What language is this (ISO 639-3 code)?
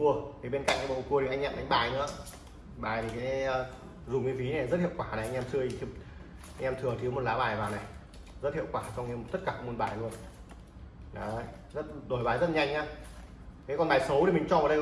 vie